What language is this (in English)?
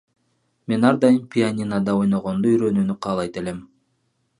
Kyrgyz